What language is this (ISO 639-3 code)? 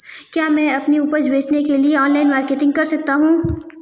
hin